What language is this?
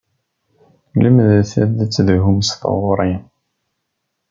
Kabyle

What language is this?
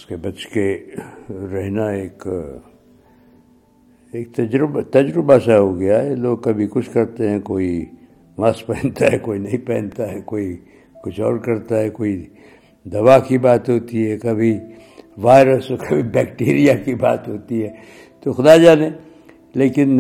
Urdu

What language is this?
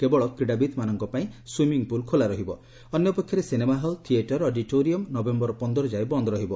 Odia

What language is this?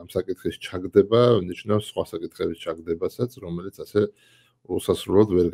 Arabic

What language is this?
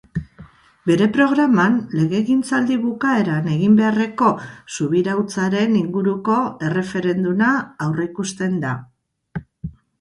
Basque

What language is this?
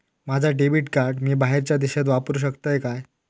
Marathi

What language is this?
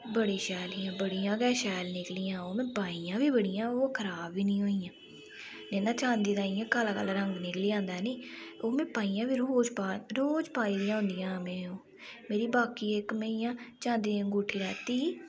Dogri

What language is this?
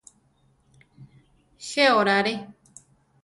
Central Tarahumara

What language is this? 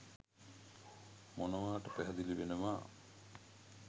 Sinhala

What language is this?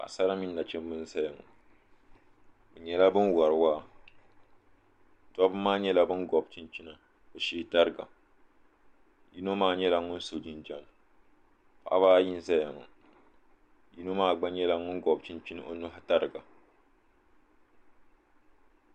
Dagbani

